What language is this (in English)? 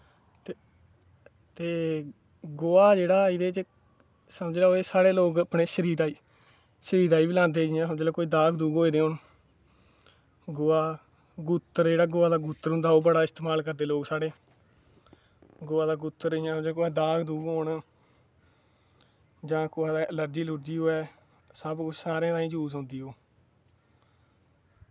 Dogri